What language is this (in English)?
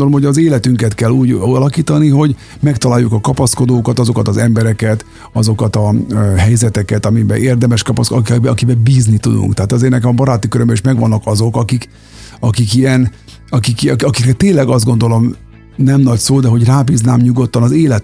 Hungarian